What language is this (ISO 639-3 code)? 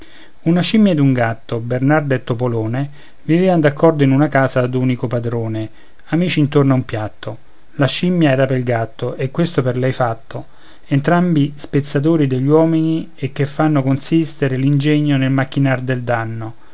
ita